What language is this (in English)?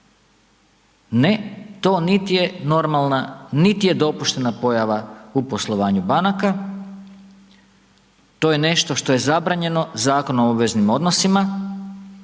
Croatian